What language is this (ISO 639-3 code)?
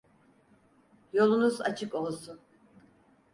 tur